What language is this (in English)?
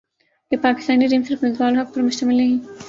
Urdu